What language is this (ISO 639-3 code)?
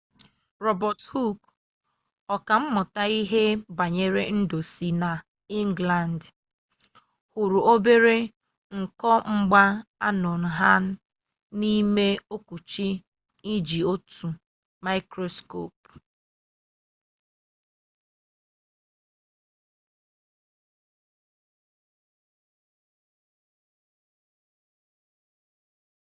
ibo